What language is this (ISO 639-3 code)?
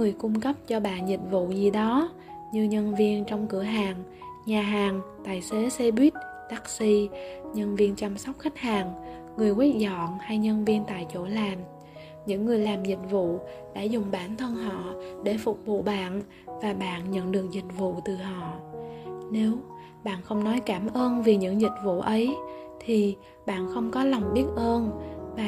vie